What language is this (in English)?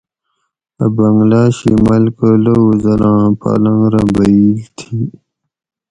Gawri